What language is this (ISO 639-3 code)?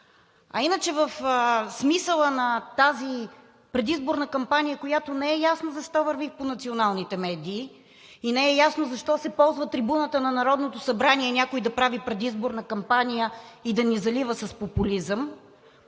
bul